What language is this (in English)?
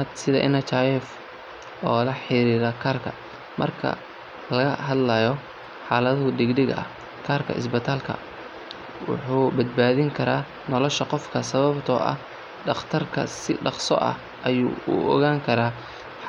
Somali